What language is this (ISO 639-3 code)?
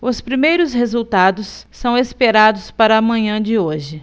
por